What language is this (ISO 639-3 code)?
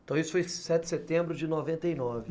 por